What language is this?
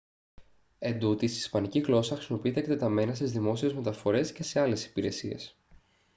Greek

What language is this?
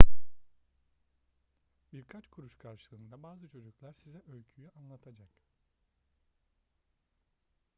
Turkish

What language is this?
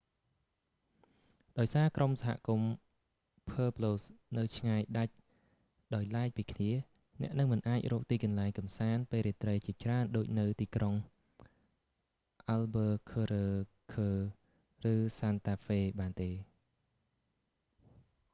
Khmer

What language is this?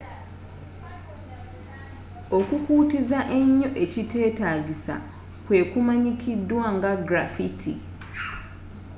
Ganda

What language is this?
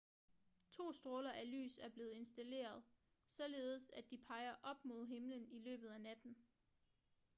Danish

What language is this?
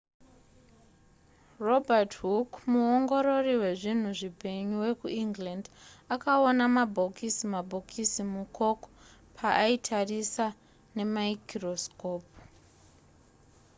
Shona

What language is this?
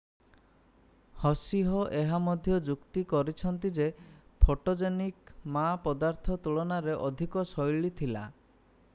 Odia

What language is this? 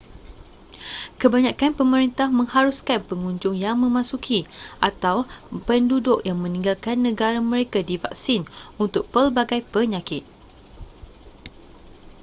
Malay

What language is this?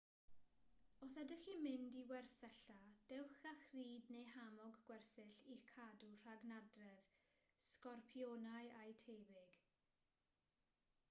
Welsh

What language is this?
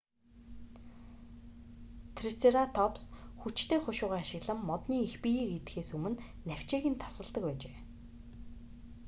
Mongolian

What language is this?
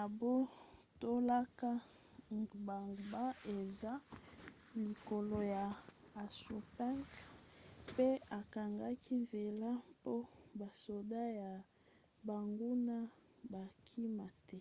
Lingala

